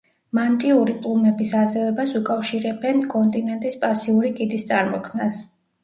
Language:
Georgian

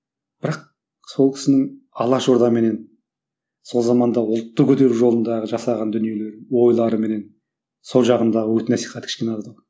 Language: Kazakh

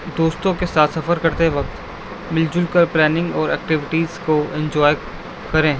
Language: Urdu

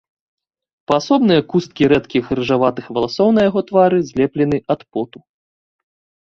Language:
Belarusian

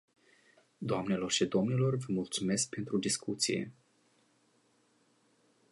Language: Romanian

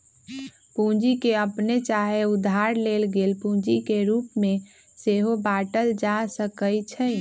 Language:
Magahi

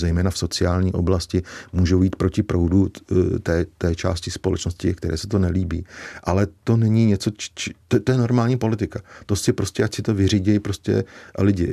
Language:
Czech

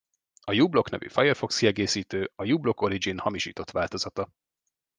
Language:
Hungarian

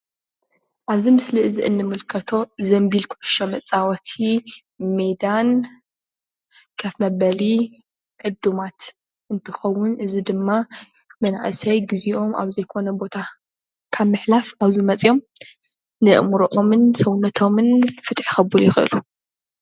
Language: Tigrinya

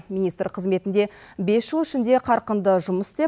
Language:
Kazakh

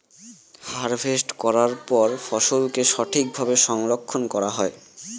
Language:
Bangla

